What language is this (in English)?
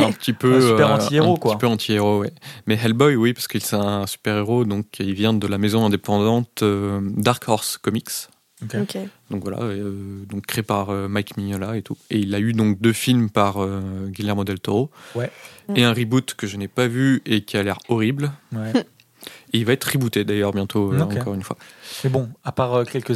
French